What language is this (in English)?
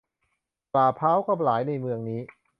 Thai